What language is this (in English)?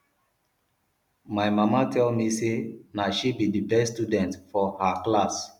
Nigerian Pidgin